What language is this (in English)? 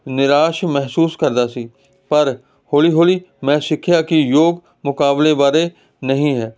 Punjabi